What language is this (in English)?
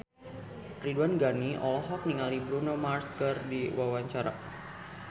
Sundanese